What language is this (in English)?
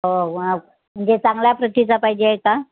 Marathi